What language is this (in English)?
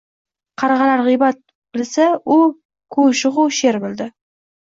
Uzbek